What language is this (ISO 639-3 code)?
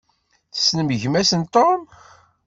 kab